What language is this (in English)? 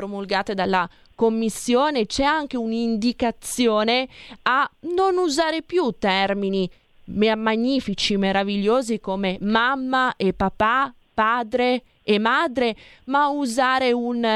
Italian